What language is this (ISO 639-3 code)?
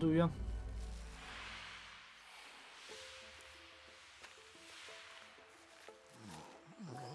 tur